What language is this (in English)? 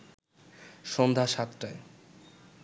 Bangla